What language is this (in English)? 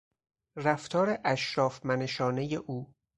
Persian